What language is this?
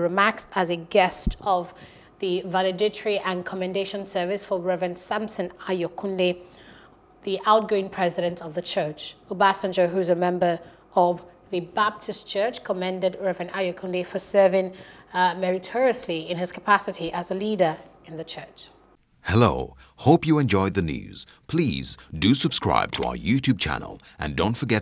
English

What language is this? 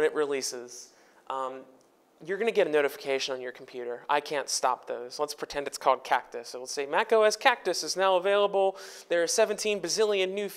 English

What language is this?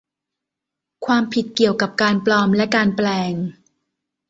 Thai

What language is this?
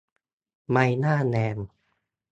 Thai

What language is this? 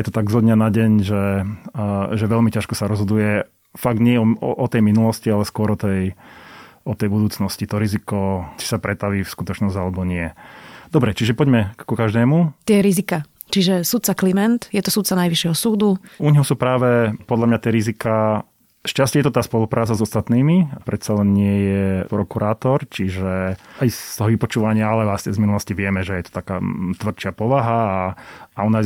Slovak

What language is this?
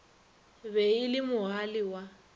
Northern Sotho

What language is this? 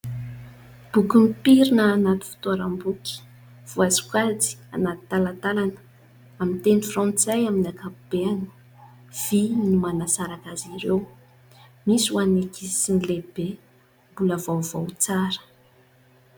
Malagasy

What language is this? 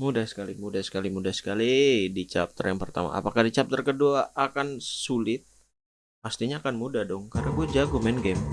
Indonesian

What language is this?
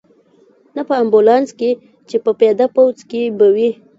Pashto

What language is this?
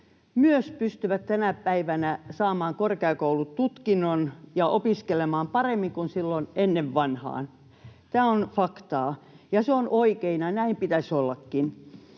Finnish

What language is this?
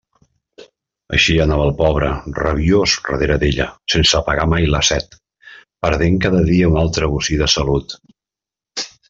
Catalan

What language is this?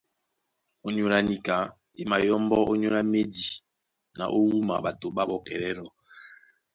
Duala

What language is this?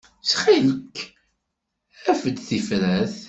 Kabyle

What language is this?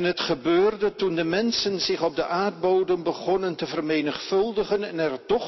Dutch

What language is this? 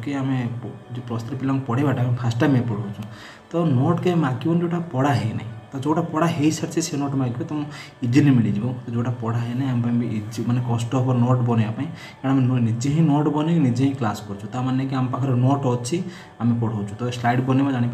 Hindi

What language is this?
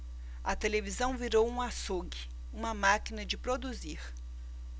Portuguese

